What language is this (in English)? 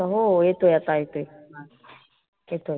Marathi